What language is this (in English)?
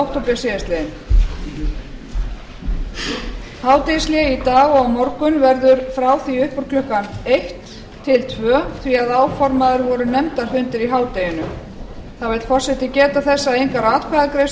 Icelandic